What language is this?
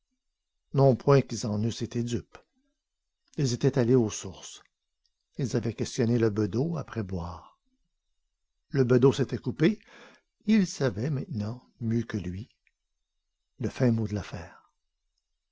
French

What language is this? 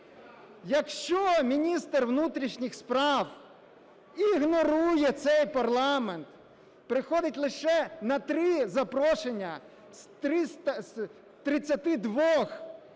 Ukrainian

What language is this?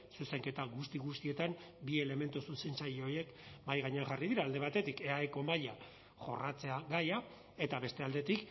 Basque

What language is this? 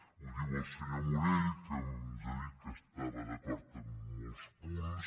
Catalan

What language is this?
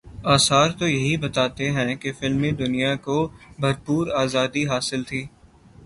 Urdu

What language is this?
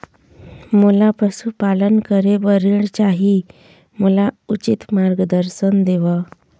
Chhattisgarhi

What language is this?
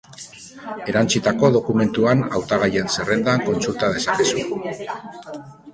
Basque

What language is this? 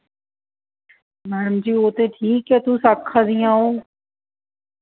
Dogri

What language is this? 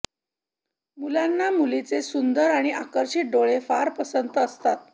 Marathi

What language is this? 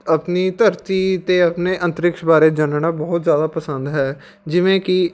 Punjabi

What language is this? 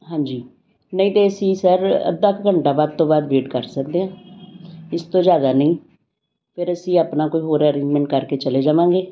Punjabi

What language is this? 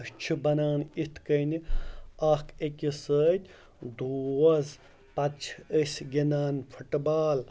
Kashmiri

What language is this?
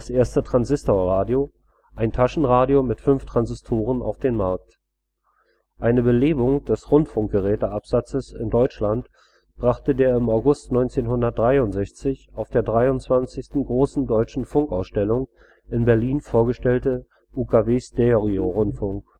German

